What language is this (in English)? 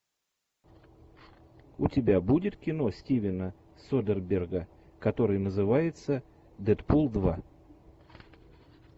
Russian